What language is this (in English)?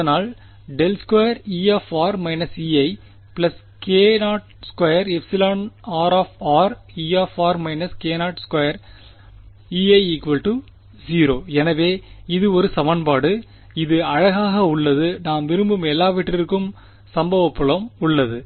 Tamil